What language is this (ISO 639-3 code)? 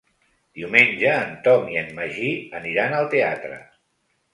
cat